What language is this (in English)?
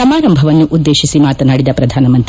Kannada